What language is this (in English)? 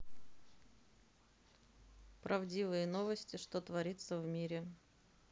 Russian